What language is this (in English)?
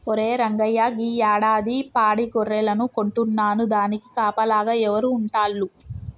Telugu